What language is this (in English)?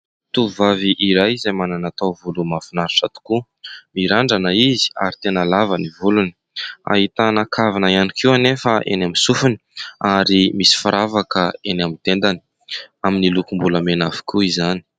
Malagasy